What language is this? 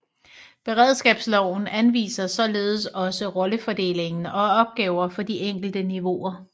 Danish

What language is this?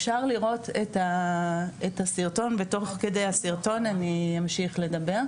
Hebrew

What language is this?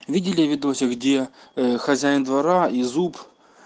Russian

